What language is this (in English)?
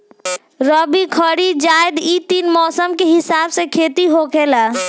Bhojpuri